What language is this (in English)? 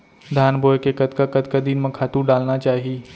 Chhattisgarhi